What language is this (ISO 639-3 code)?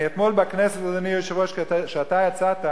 heb